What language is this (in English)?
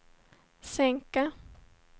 Swedish